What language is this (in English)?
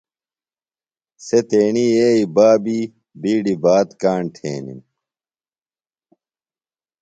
Phalura